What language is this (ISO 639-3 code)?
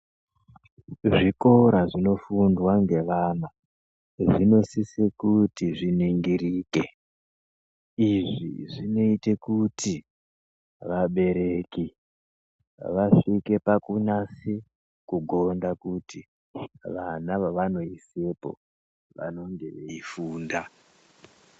ndc